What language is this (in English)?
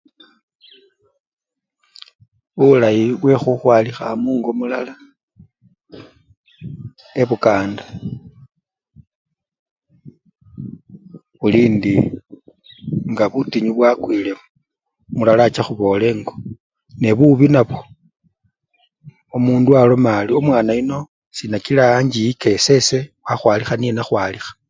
Luyia